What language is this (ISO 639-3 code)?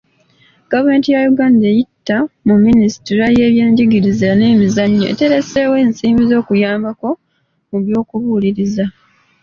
lug